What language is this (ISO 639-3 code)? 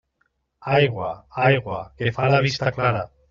cat